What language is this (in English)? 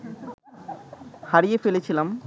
Bangla